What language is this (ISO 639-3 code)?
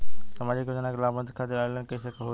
bho